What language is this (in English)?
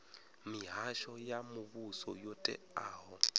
Venda